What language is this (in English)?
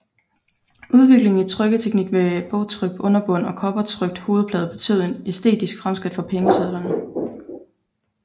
Danish